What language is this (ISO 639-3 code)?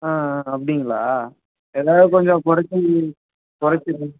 tam